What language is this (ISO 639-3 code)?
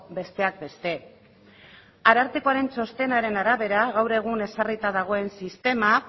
eus